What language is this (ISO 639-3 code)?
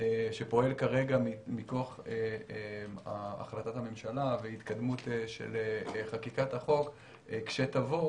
heb